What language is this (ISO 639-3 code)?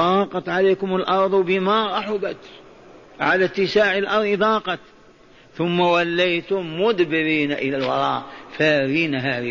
ara